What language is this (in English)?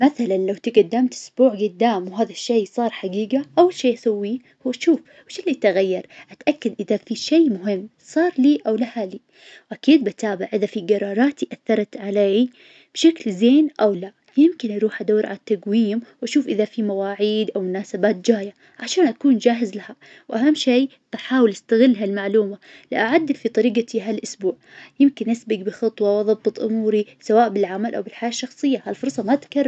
Najdi Arabic